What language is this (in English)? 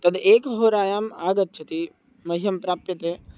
Sanskrit